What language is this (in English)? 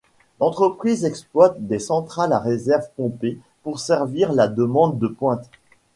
French